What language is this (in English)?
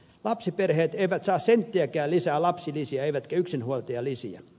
Finnish